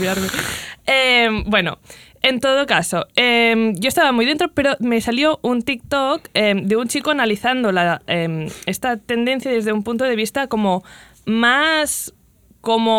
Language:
Spanish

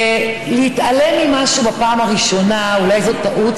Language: Hebrew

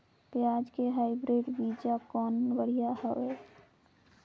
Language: Chhattisgarhi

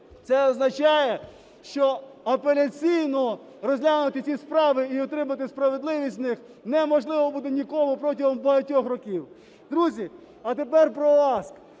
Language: Ukrainian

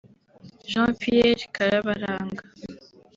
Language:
Kinyarwanda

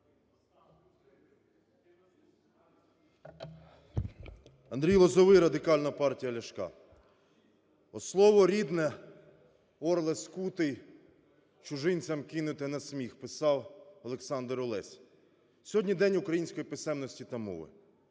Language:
Ukrainian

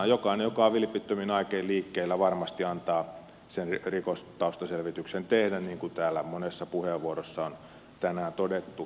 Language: Finnish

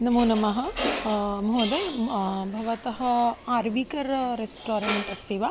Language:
Sanskrit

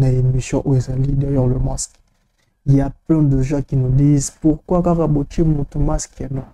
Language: French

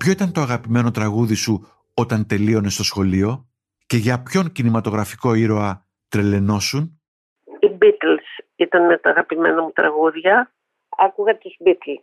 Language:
Greek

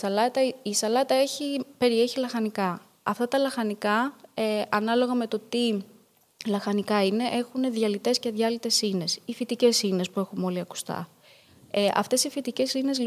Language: Greek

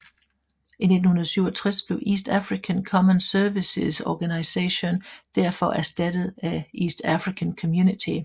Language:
Danish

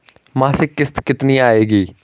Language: Hindi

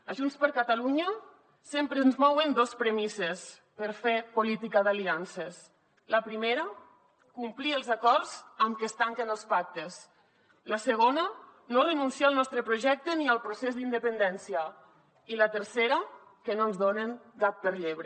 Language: Catalan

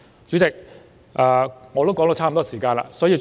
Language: Cantonese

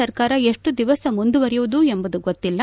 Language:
Kannada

